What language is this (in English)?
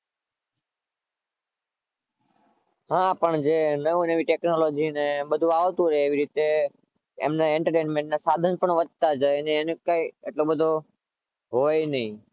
Gujarati